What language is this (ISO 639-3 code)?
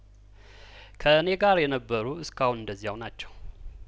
amh